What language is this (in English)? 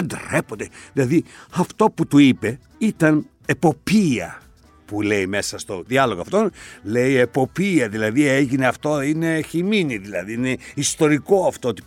Greek